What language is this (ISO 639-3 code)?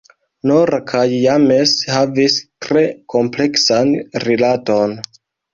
epo